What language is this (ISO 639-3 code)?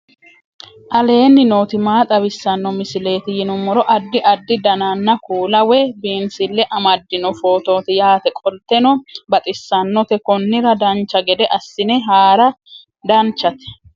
sid